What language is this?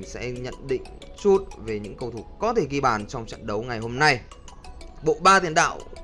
Vietnamese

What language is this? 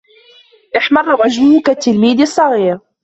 Arabic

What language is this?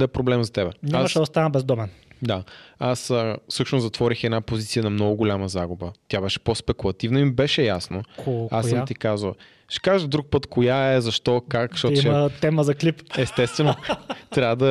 Bulgarian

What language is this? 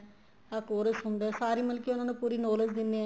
Punjabi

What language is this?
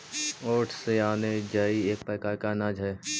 Magahi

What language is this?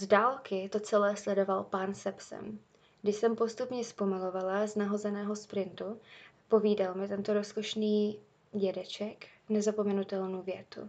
Czech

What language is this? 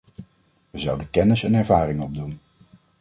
Dutch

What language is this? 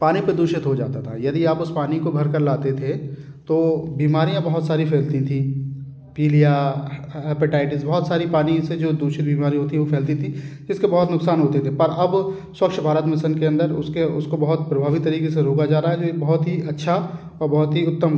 Hindi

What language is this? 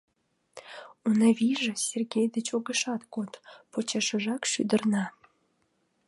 Mari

